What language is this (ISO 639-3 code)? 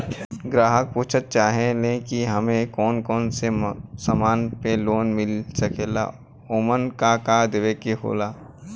bho